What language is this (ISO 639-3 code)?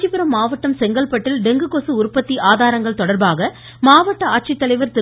tam